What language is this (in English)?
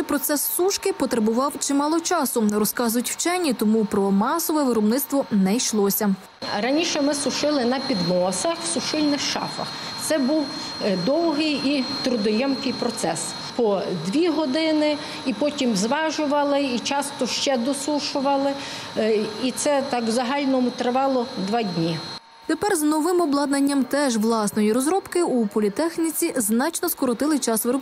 Ukrainian